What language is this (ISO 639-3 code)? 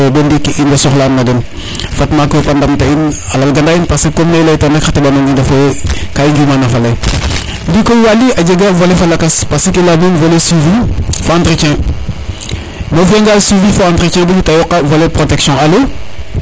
srr